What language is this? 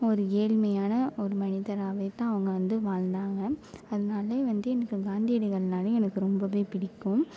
Tamil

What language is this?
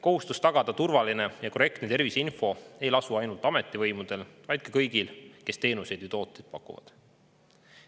Estonian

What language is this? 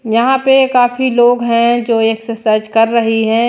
Hindi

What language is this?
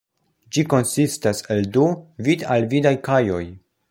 Esperanto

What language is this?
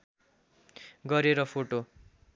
Nepali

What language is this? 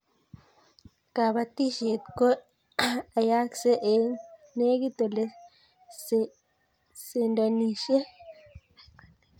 Kalenjin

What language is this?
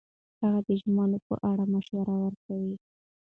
Pashto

